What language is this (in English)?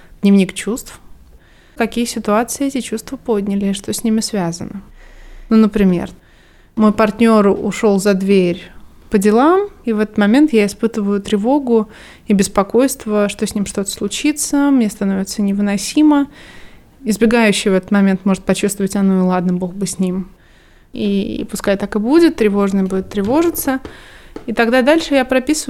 Russian